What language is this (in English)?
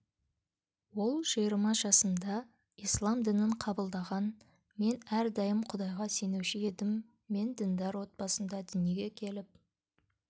Kazakh